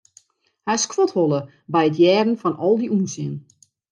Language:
Western Frisian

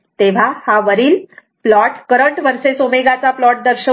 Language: Marathi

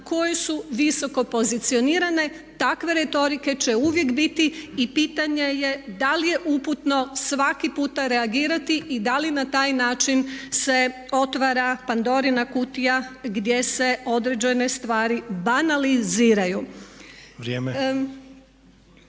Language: Croatian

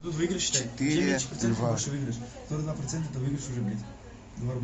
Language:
Russian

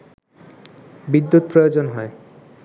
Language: Bangla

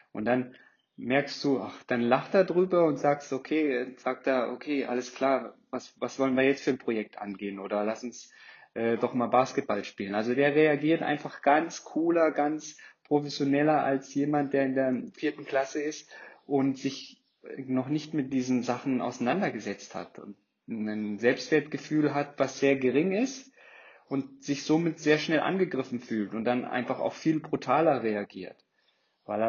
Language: German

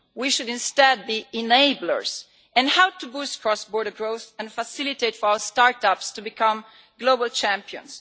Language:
English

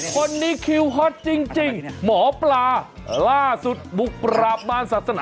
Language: Thai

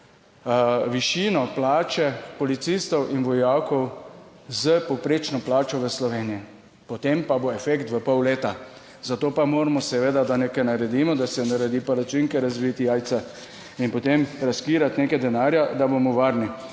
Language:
Slovenian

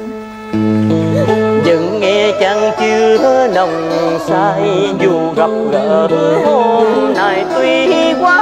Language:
Vietnamese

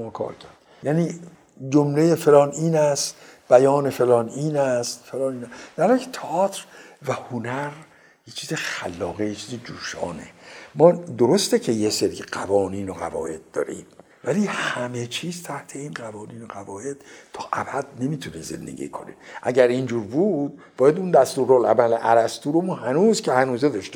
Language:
Persian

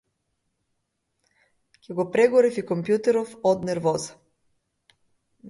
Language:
Macedonian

